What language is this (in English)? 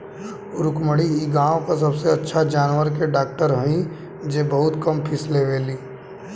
Bhojpuri